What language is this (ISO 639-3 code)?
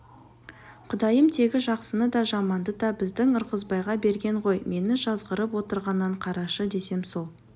kaz